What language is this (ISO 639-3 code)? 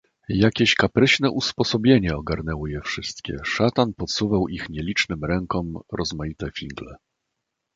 pol